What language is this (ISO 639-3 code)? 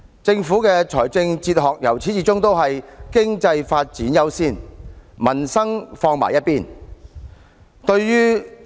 yue